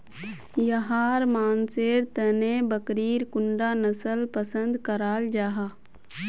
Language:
Magahi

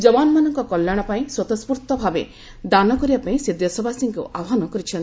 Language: Odia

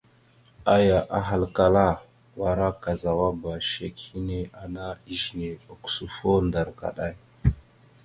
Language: Mada (Cameroon)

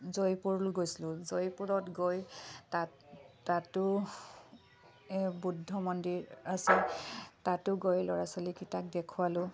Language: Assamese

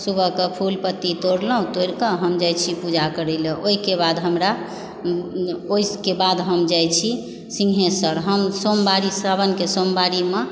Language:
Maithili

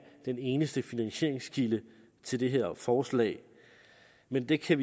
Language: Danish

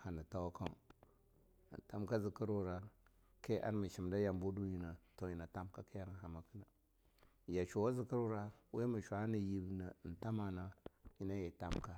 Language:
Longuda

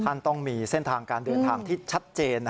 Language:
Thai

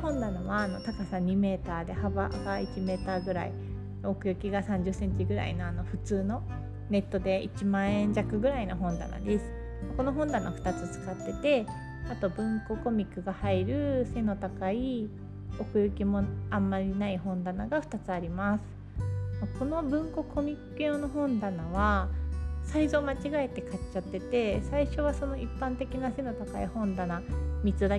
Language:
Japanese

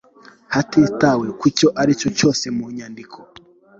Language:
Kinyarwanda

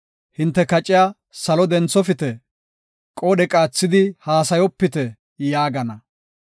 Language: Gofa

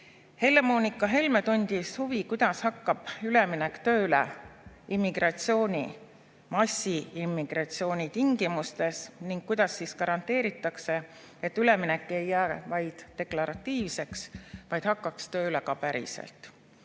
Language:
Estonian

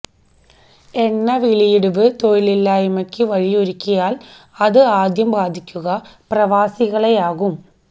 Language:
Malayalam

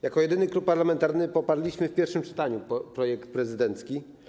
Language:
Polish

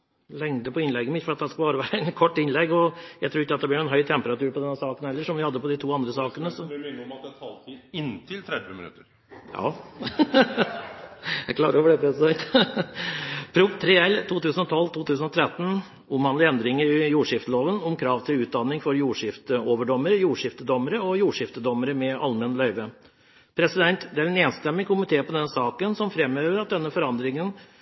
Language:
Norwegian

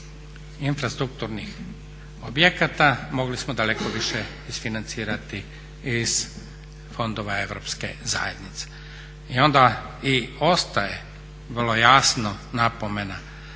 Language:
Croatian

